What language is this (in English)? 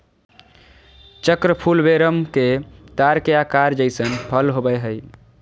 Magahi